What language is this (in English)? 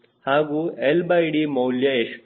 Kannada